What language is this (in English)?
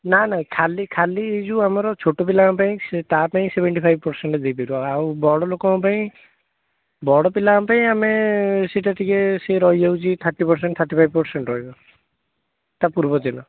Odia